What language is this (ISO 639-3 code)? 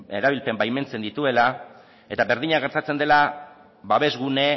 eus